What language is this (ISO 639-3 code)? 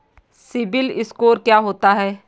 hin